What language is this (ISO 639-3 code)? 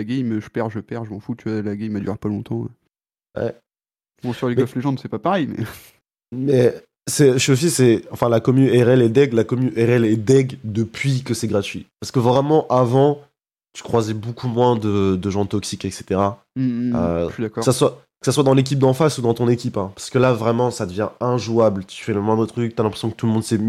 fra